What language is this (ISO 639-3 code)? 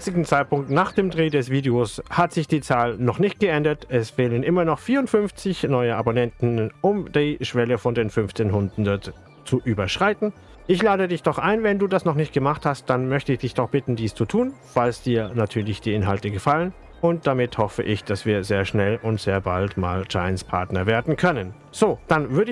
deu